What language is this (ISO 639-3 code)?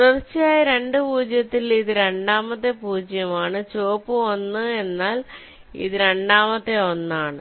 mal